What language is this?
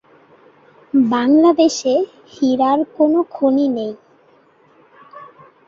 Bangla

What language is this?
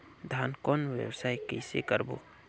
Chhattisgarhi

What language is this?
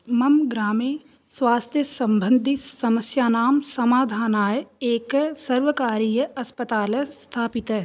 Sanskrit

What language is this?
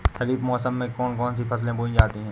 Hindi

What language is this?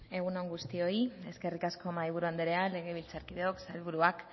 Basque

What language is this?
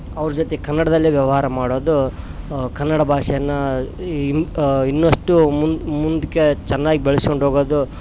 Kannada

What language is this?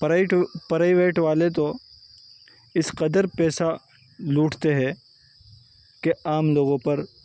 Urdu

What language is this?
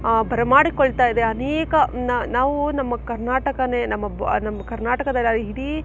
Kannada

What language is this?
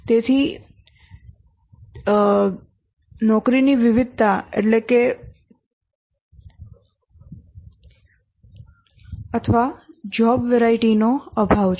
Gujarati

